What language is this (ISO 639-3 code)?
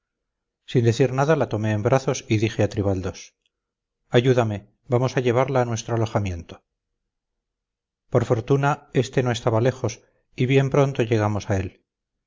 spa